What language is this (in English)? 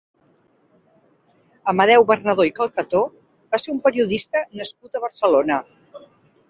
Catalan